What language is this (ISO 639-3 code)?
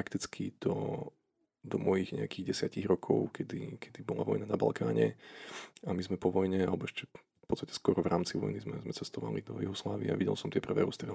slk